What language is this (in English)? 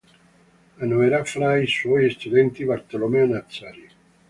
Italian